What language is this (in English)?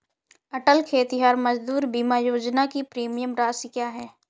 Hindi